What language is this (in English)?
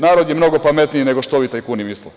Serbian